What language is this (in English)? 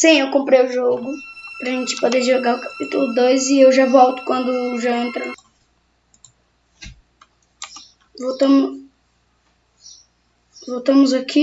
Portuguese